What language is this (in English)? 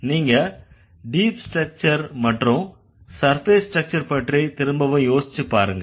Tamil